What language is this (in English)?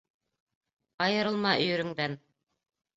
Bashkir